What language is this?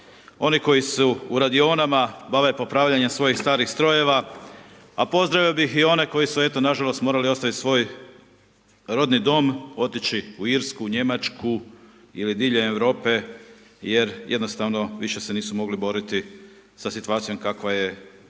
Croatian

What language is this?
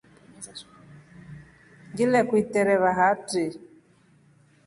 Rombo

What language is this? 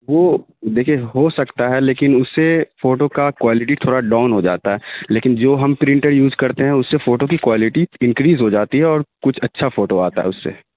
Urdu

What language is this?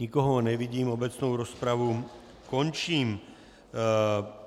Czech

